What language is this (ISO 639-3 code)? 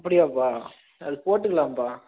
tam